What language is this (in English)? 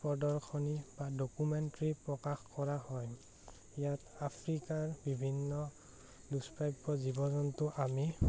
Assamese